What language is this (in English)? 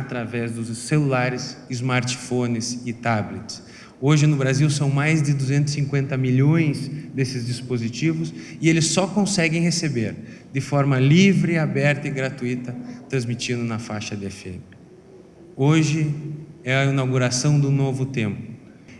Portuguese